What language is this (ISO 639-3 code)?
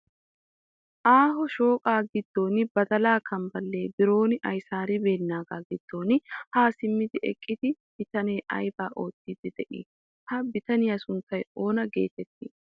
wal